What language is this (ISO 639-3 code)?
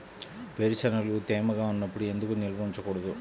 tel